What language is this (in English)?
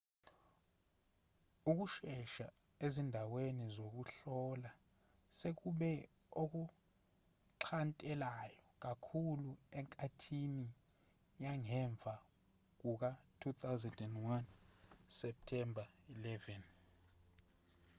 Zulu